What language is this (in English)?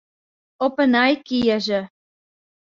Western Frisian